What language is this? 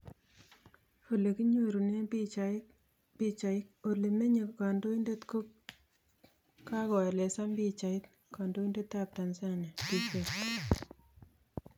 Kalenjin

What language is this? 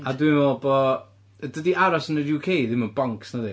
Welsh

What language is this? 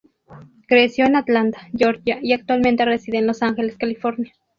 Spanish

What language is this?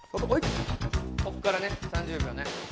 Japanese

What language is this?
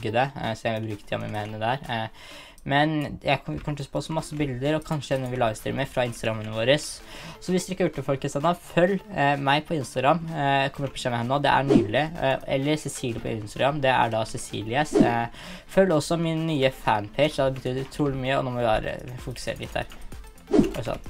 Norwegian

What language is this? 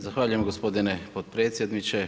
Croatian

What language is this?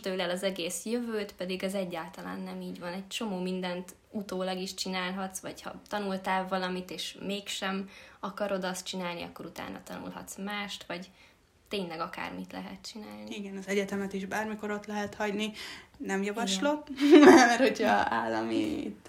Hungarian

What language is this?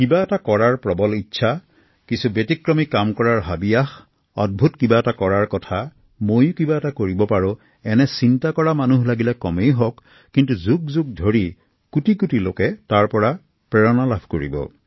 Assamese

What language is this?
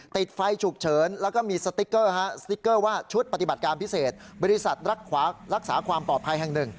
Thai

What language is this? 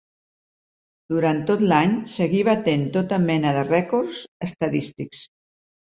Catalan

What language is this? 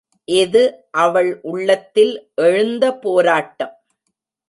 Tamil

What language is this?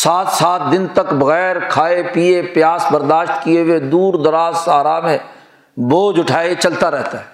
Urdu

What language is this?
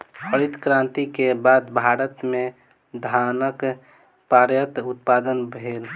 Maithili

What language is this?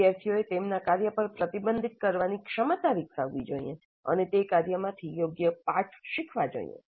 Gujarati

